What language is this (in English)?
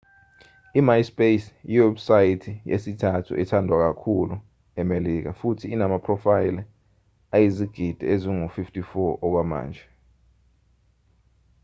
Zulu